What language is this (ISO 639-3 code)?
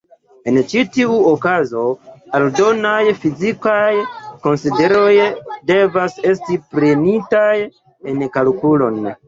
epo